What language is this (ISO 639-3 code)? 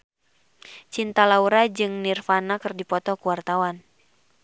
sun